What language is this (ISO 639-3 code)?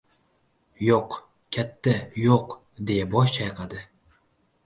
uzb